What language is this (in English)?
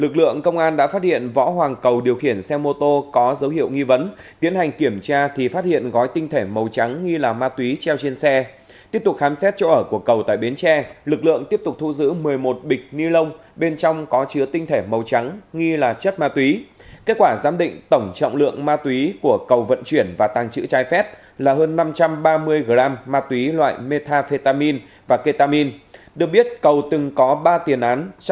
Vietnamese